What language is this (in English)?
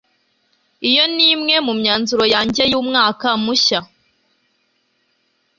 Kinyarwanda